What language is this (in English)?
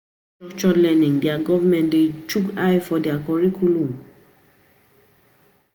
Nigerian Pidgin